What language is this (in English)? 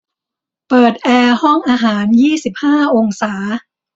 Thai